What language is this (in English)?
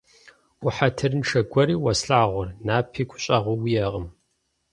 Kabardian